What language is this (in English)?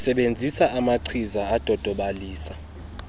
Xhosa